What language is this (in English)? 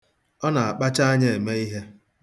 Igbo